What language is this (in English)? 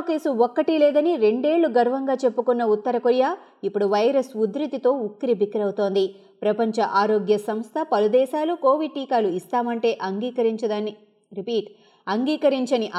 Telugu